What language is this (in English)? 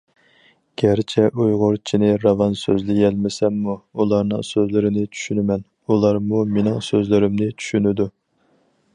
Uyghur